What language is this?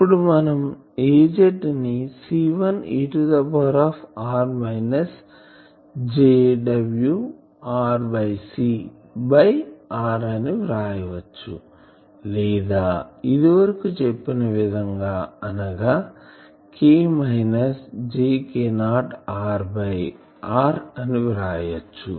Telugu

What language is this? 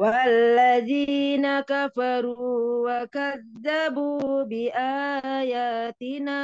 Indonesian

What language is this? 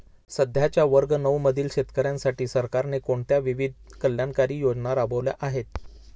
Marathi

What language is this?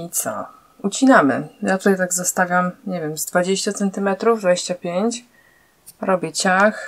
Polish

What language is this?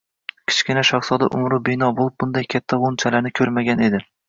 Uzbek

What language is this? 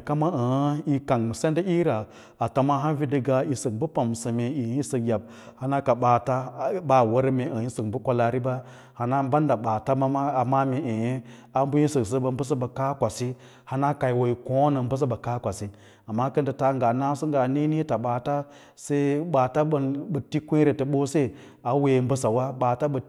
Lala-Roba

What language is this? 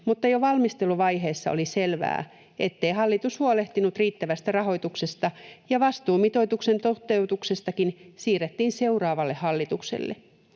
Finnish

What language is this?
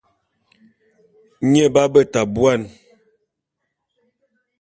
Bulu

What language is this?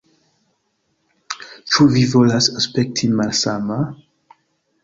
Esperanto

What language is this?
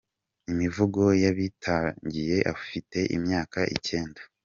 Kinyarwanda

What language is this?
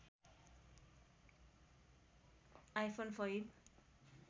Nepali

